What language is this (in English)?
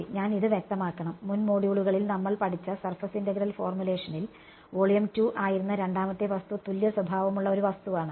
Malayalam